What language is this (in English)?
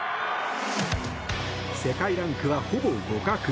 Japanese